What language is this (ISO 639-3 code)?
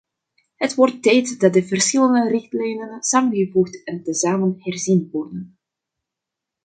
nld